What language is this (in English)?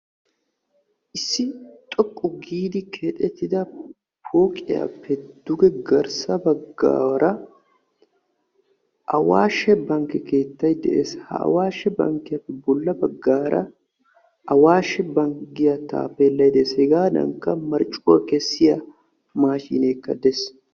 Wolaytta